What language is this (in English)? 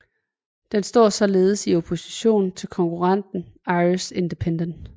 Danish